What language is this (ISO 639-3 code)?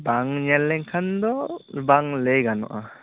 sat